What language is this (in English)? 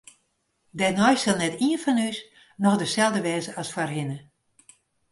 Western Frisian